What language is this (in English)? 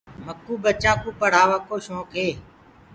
Gurgula